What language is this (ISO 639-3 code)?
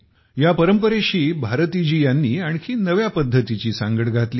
mar